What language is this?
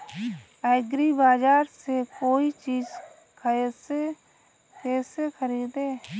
Hindi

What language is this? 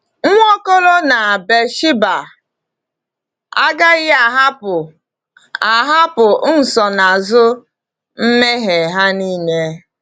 Igbo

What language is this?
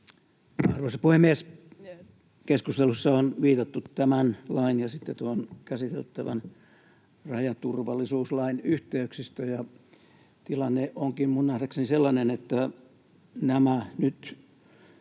Finnish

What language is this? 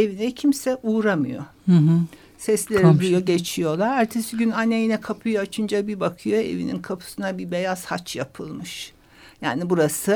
Turkish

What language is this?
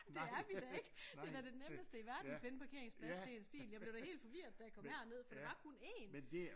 Danish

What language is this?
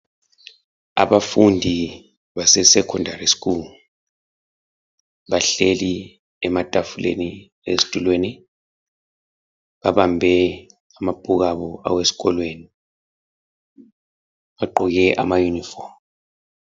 North Ndebele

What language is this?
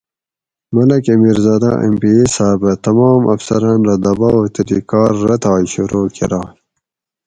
Gawri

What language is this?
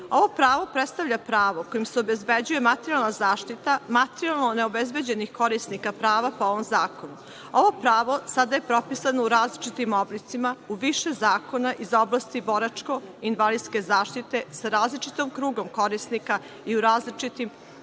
Serbian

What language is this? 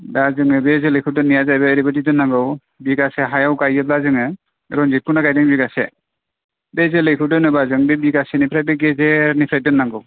Bodo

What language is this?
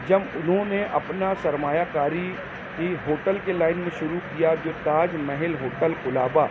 Urdu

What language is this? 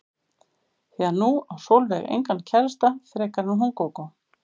Icelandic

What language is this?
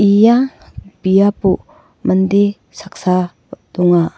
Garo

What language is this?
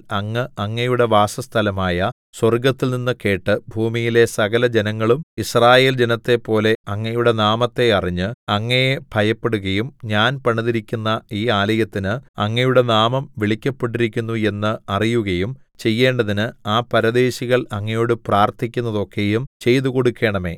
Malayalam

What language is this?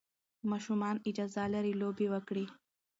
Pashto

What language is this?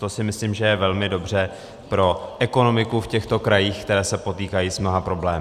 Czech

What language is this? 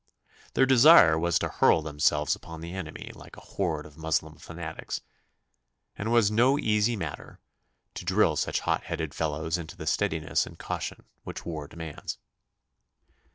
English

